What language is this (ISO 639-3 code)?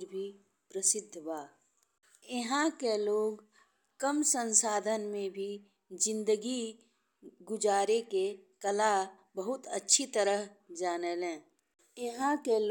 bho